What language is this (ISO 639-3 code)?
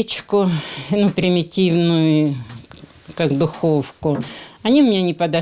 ukr